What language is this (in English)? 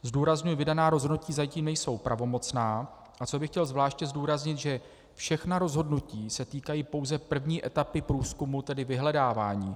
Czech